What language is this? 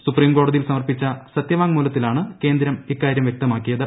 Malayalam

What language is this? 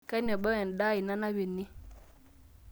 Masai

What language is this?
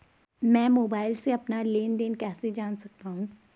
Hindi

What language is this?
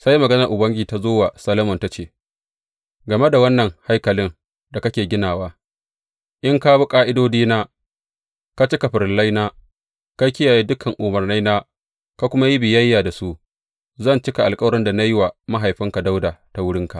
Hausa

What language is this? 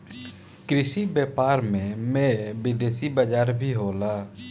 Bhojpuri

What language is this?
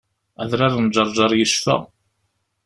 Kabyle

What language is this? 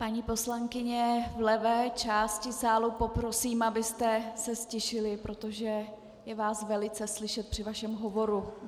Czech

